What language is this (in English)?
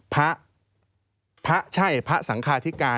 Thai